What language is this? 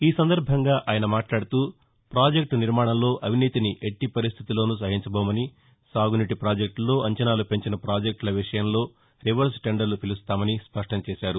Telugu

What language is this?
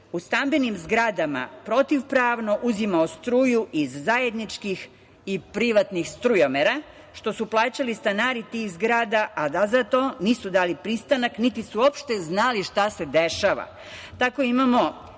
Serbian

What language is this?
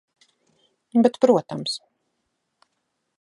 Latvian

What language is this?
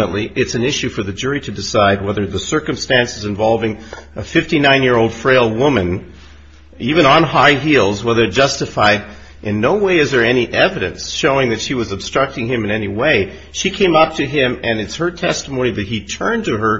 English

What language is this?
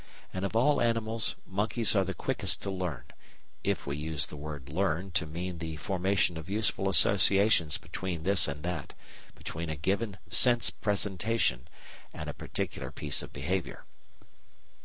English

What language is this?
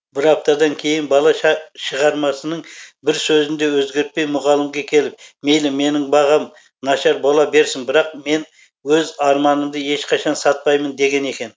Kazakh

